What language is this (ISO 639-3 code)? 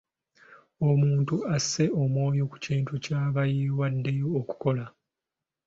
lug